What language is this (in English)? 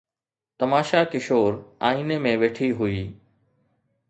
Sindhi